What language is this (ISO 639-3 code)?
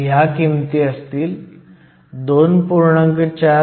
mar